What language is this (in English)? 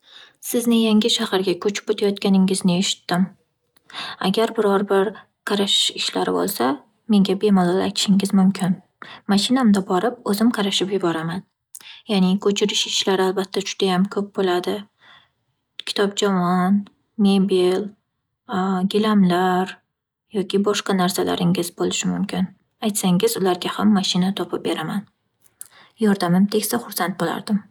Uzbek